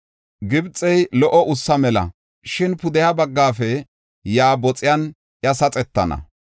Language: Gofa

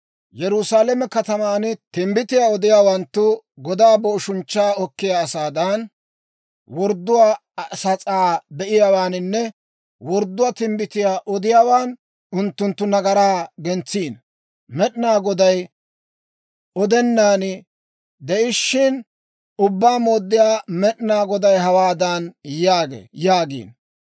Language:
Dawro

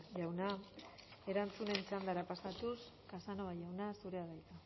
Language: Basque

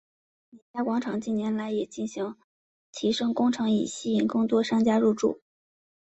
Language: Chinese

